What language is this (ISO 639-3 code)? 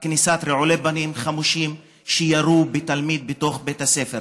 heb